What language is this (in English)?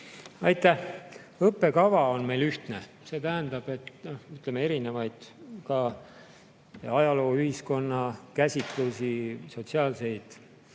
Estonian